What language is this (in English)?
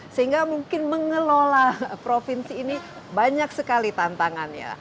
Indonesian